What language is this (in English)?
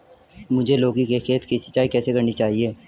Hindi